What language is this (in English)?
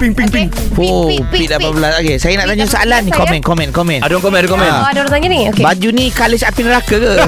Malay